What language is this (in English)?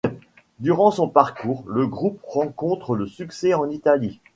French